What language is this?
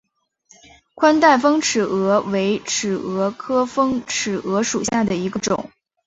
Chinese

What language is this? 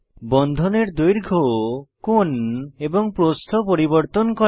Bangla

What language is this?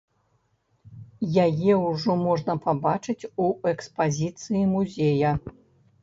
Belarusian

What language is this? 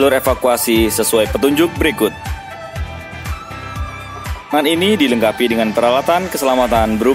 Indonesian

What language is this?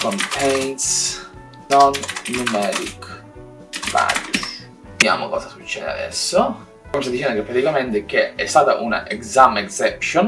Italian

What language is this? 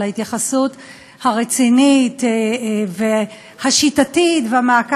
Hebrew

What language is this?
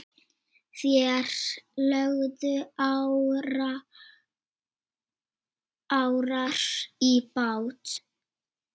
Icelandic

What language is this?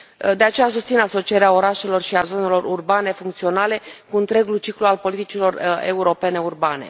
Romanian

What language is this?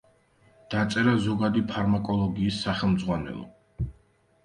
Georgian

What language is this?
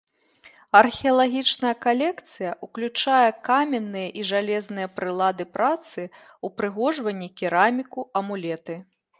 Belarusian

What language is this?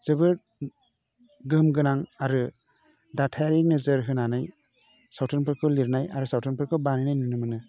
Bodo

